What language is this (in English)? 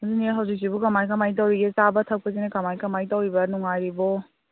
Manipuri